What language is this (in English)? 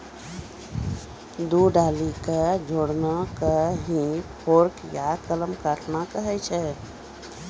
Maithili